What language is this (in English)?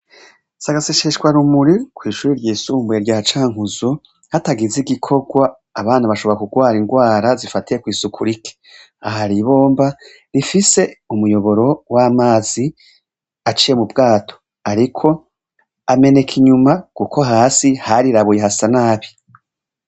Rundi